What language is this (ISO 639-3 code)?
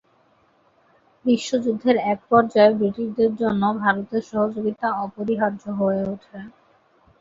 ben